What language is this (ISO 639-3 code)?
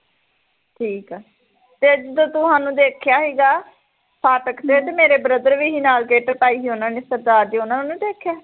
pan